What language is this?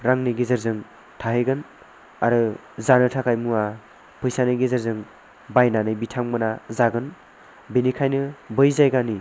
Bodo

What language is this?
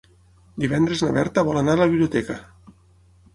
Catalan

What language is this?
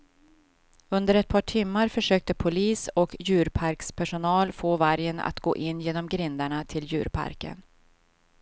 Swedish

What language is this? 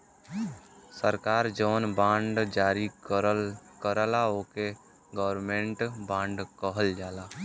Bhojpuri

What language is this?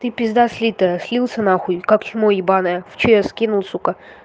Russian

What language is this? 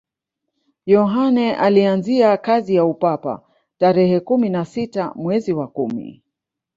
Swahili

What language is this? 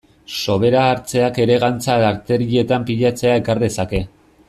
Basque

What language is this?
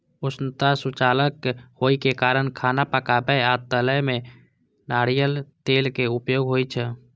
Maithili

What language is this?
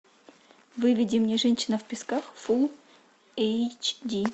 Russian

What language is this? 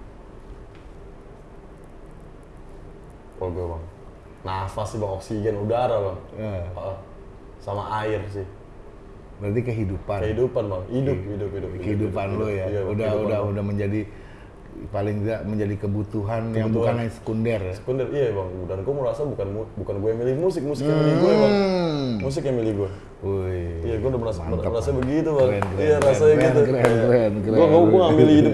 Indonesian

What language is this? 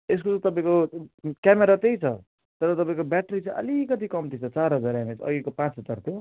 Nepali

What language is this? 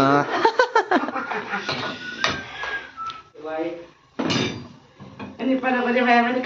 Thai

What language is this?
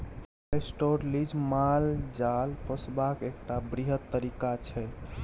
Maithili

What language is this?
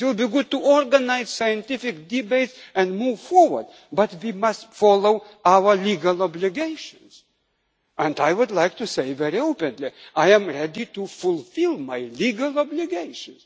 English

